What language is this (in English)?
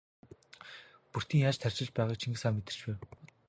Mongolian